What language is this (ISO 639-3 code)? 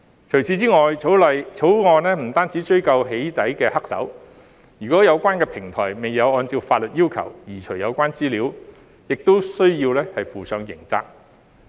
yue